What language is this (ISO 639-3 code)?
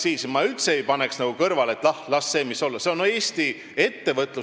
est